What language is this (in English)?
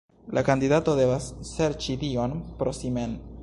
Esperanto